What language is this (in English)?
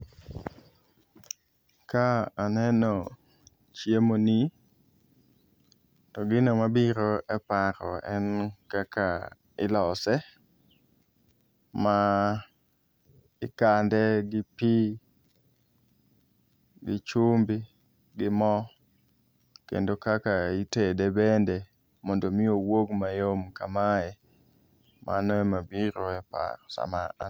Luo (Kenya and Tanzania)